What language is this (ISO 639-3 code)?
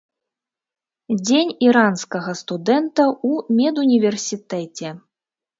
bel